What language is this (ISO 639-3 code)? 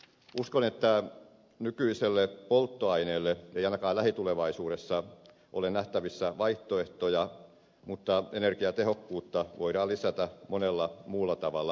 fin